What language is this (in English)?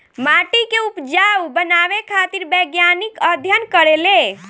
Bhojpuri